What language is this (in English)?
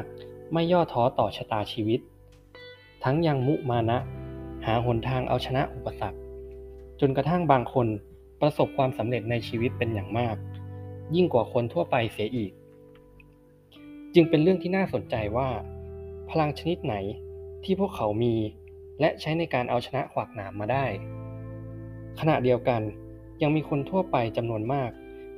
Thai